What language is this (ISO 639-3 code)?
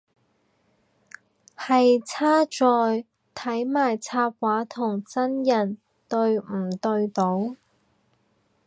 yue